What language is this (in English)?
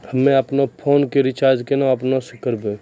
Maithili